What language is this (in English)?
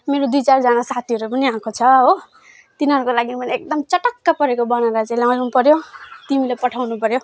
Nepali